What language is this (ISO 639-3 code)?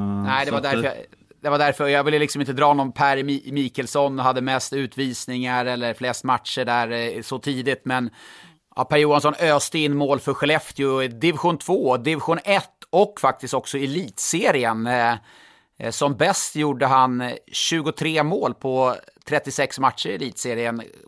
swe